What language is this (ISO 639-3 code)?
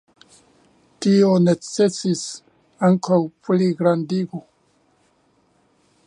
epo